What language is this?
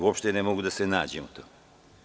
Serbian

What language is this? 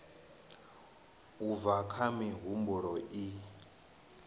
Venda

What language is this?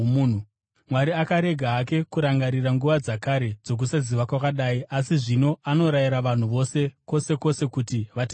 Shona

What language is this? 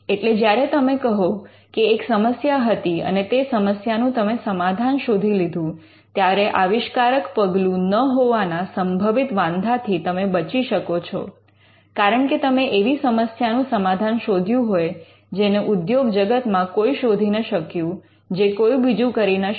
Gujarati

